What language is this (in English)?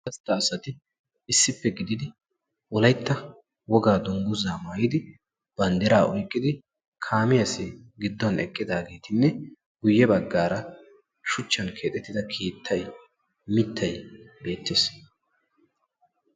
Wolaytta